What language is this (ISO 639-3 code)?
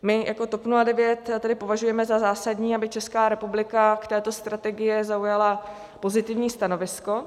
ces